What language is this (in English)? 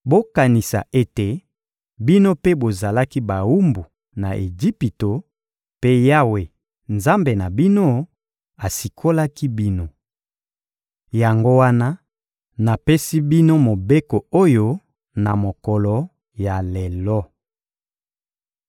Lingala